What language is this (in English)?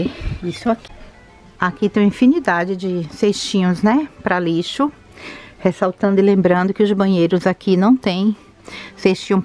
Portuguese